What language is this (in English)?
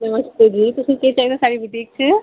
Dogri